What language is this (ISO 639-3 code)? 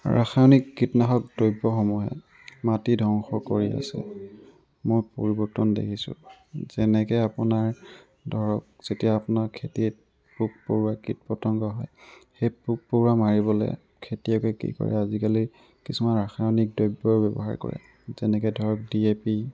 asm